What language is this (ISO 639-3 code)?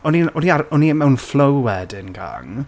cym